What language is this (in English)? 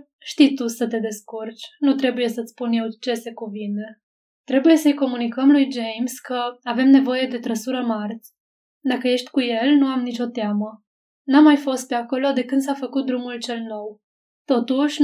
Romanian